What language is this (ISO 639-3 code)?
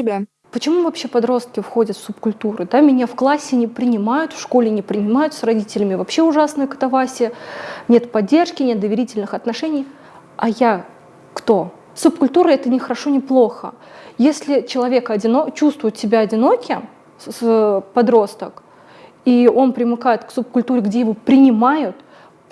rus